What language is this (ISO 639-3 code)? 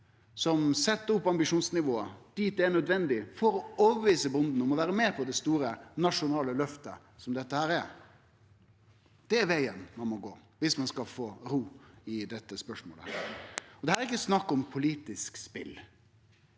nor